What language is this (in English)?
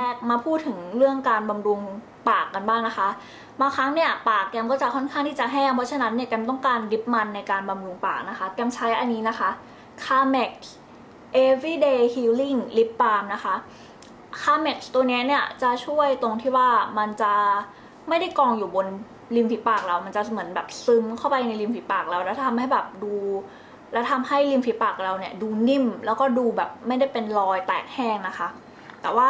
Thai